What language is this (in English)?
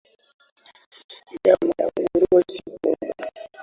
Swahili